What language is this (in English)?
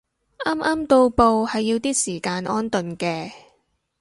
Cantonese